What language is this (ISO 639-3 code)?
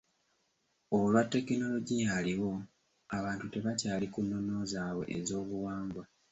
lug